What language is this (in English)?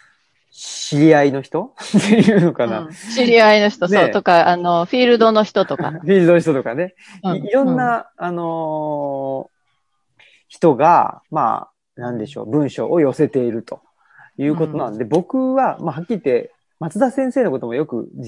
Japanese